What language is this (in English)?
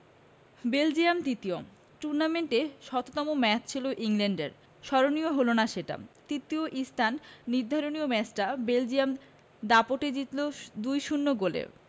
Bangla